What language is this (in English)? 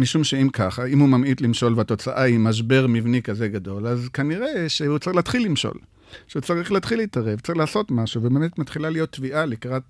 Hebrew